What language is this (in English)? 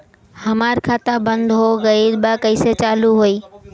Bhojpuri